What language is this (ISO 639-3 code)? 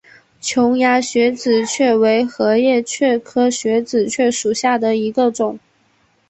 zho